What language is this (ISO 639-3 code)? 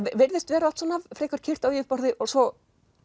isl